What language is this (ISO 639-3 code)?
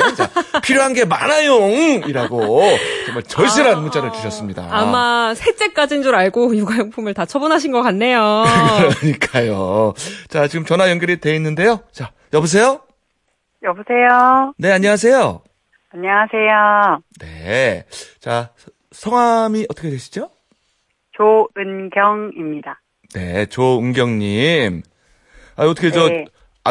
kor